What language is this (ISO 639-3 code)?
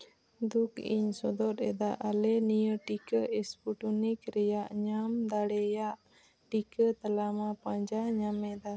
sat